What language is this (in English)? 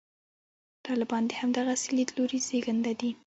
Pashto